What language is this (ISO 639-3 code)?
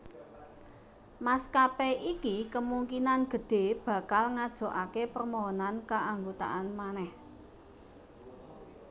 jav